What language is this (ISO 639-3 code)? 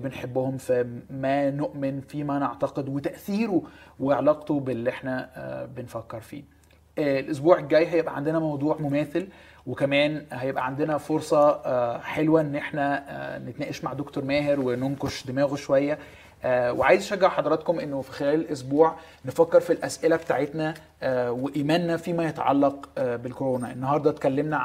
ara